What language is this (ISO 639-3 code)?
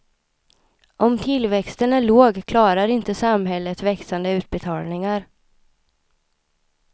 swe